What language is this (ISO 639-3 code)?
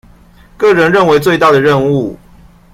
zho